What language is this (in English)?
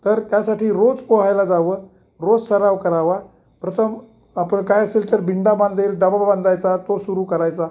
Marathi